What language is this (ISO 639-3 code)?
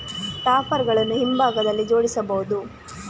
kan